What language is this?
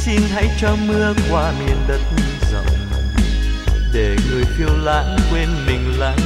Vietnamese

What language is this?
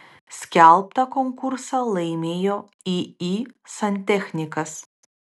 Lithuanian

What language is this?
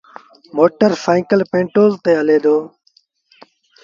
Sindhi Bhil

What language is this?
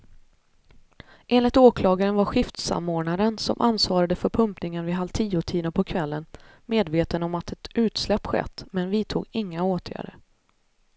Swedish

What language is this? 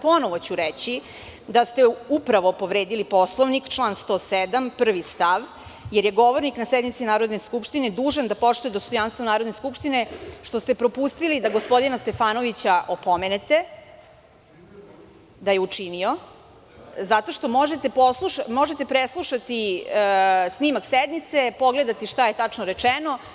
Serbian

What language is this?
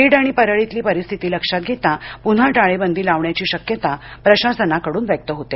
Marathi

